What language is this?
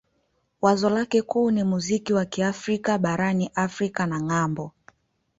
Swahili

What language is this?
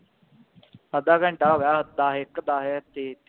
Punjabi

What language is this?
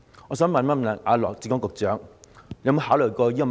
Cantonese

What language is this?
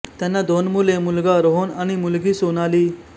Marathi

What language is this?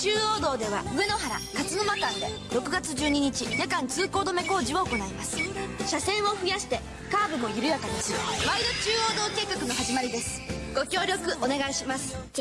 Japanese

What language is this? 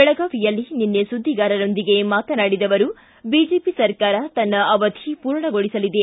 Kannada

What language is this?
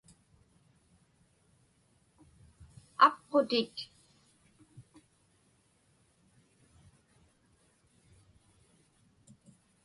Inupiaq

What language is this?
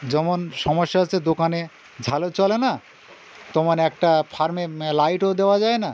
Bangla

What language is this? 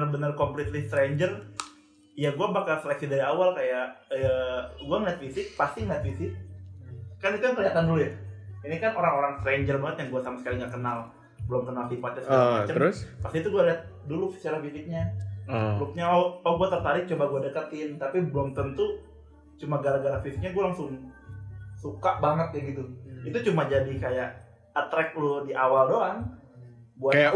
Indonesian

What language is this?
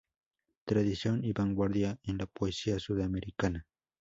Spanish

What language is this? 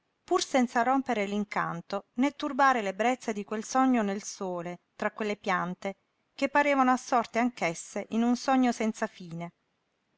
Italian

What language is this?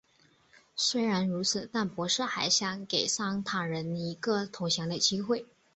Chinese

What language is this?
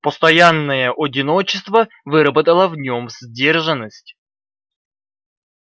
Russian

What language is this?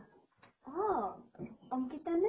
Assamese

